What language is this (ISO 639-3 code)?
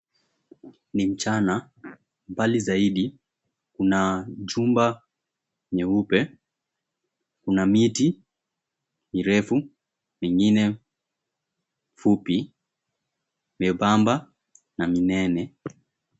swa